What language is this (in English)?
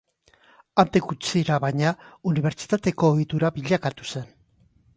Basque